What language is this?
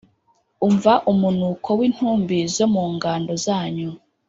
Kinyarwanda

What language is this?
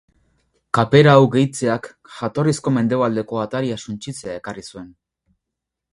Basque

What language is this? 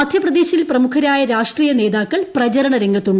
Malayalam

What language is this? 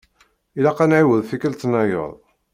Kabyle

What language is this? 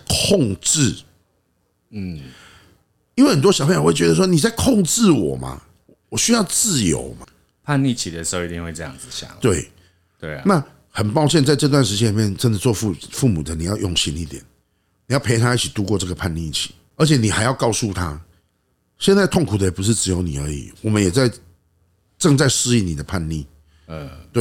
Chinese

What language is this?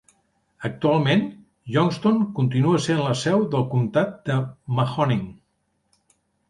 Catalan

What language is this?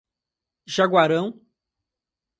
Portuguese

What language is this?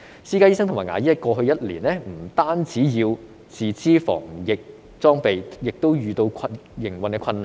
Cantonese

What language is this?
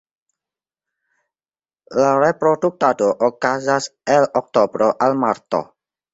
Esperanto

